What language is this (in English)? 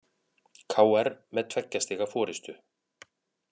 Icelandic